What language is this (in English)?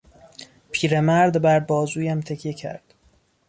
Persian